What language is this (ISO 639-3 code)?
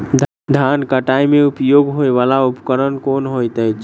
mai